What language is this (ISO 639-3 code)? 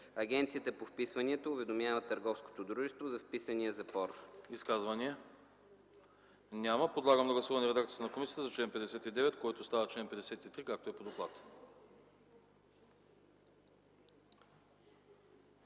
bul